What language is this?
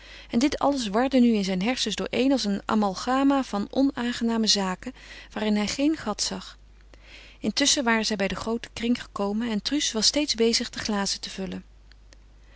Dutch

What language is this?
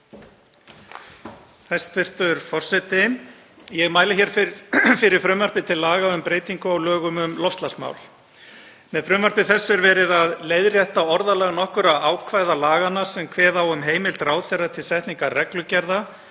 Icelandic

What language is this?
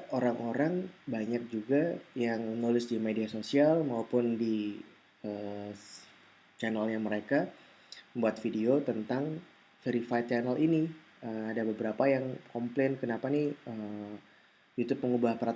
Indonesian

